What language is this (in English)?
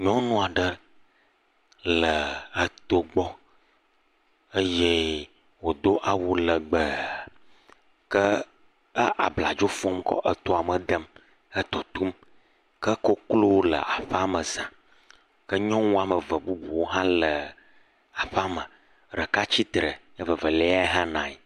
Ewe